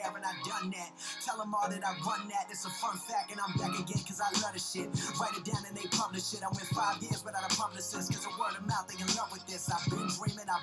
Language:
English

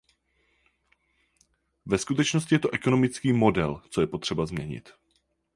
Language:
Czech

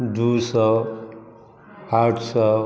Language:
Maithili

